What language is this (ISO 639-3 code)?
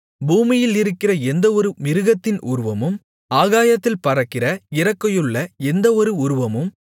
tam